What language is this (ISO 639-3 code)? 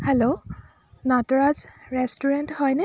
asm